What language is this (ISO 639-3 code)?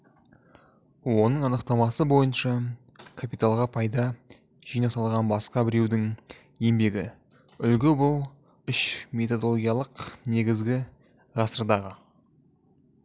kaz